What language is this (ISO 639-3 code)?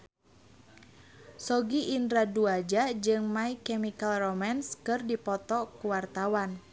sun